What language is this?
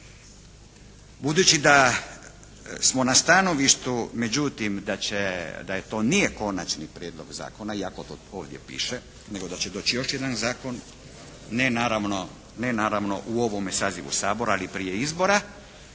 Croatian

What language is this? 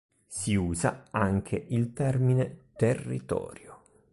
Italian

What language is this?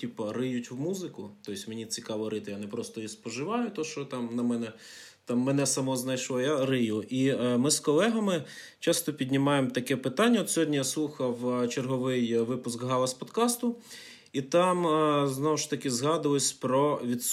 Ukrainian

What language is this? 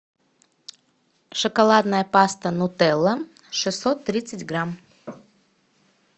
Russian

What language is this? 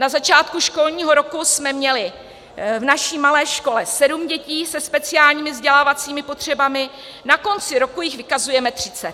Czech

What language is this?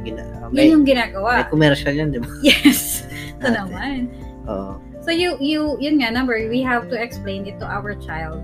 Filipino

